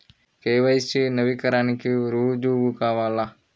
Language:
Telugu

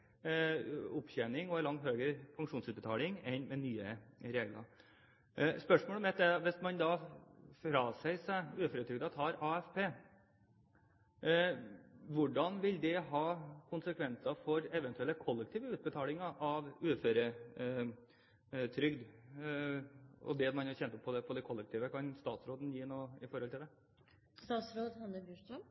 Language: Norwegian Bokmål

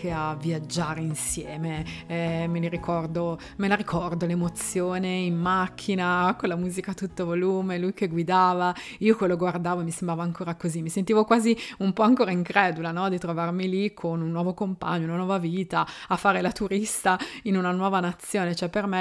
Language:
Italian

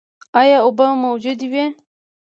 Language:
Pashto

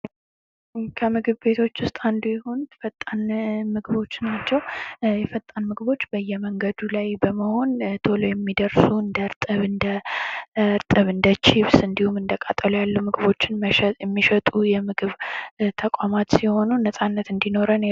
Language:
Amharic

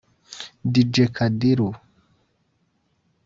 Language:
Kinyarwanda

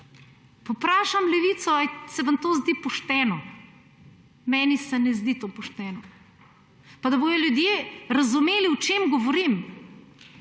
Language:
Slovenian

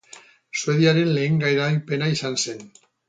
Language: Basque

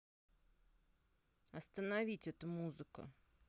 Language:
Russian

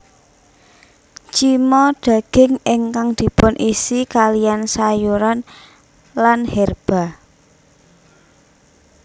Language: Javanese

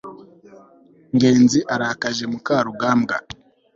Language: Kinyarwanda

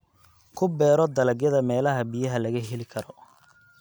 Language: Somali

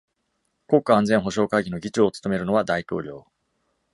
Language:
Japanese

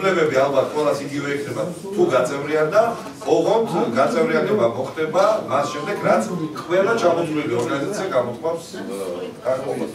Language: Romanian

